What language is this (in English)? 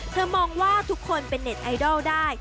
Thai